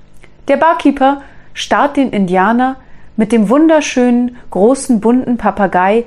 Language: German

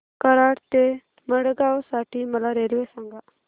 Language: Marathi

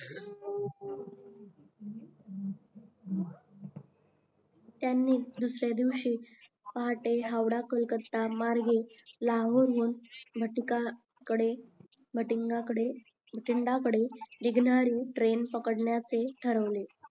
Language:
Marathi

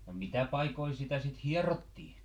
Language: Finnish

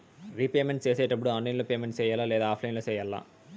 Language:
Telugu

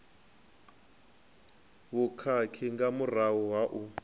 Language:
Venda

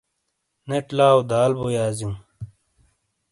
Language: Shina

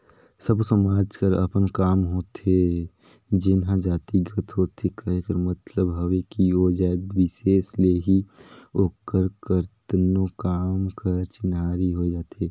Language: Chhattisgarhi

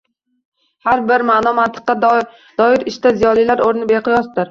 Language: Uzbek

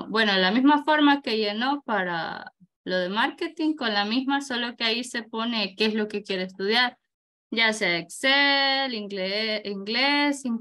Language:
Spanish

